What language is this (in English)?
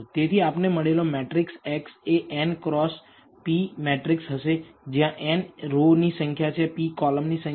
Gujarati